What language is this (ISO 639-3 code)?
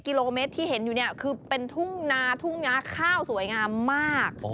tha